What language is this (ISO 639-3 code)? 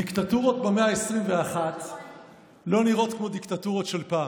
heb